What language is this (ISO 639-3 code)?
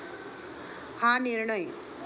mar